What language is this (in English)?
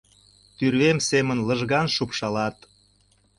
Mari